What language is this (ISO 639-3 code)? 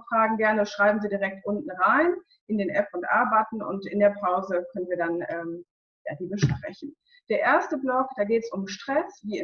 deu